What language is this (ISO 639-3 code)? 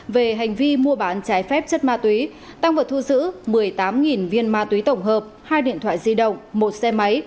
vie